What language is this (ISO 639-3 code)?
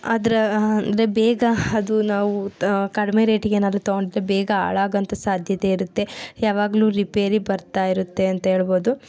kan